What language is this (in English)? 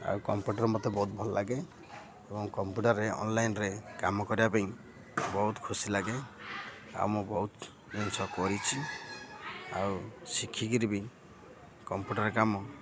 Odia